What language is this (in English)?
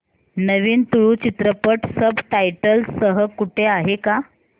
Marathi